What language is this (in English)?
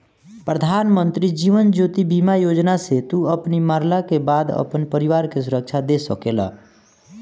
Bhojpuri